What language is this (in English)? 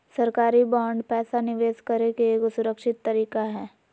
Magahi